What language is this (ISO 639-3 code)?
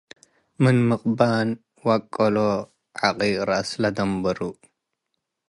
tig